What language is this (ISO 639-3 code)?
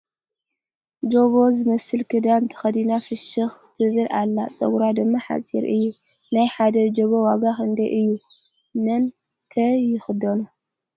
tir